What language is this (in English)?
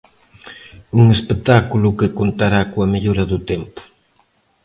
Galician